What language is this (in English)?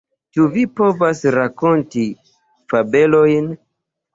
Esperanto